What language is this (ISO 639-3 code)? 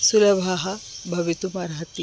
san